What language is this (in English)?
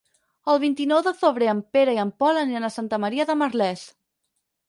Catalan